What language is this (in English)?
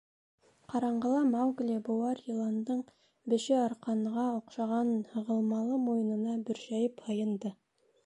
Bashkir